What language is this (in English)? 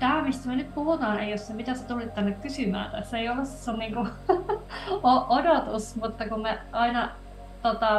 Finnish